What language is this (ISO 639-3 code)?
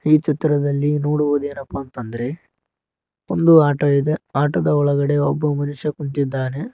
kan